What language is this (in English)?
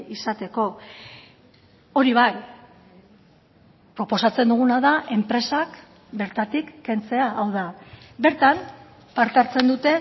Basque